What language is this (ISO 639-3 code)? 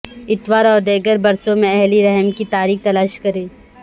urd